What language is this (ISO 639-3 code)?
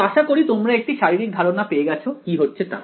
ben